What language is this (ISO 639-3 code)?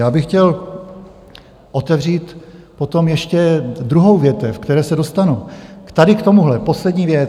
ces